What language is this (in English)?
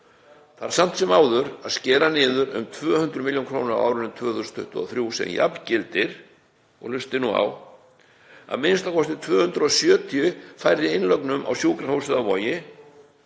Icelandic